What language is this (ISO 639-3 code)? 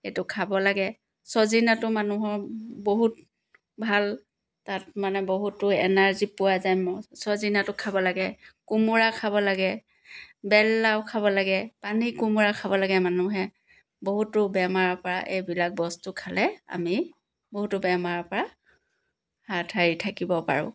asm